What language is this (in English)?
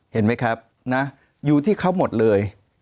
Thai